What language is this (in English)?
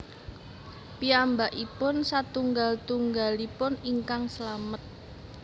Javanese